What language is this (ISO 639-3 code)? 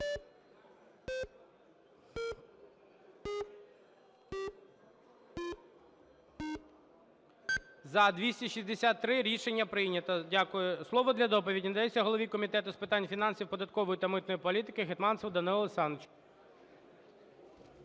ukr